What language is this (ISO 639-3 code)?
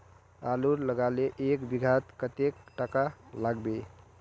mag